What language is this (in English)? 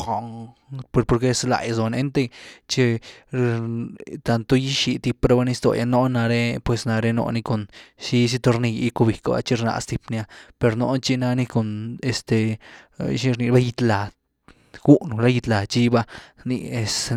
Güilá Zapotec